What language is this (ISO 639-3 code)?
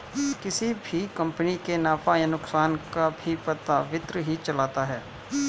hin